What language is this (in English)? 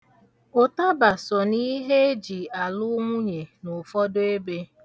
Igbo